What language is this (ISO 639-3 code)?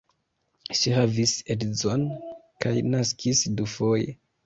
epo